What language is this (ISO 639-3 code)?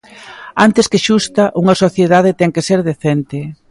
glg